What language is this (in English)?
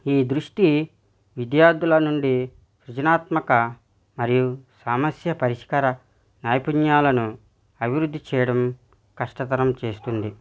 Telugu